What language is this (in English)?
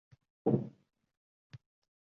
Uzbek